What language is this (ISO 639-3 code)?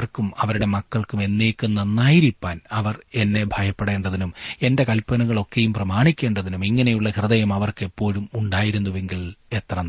mal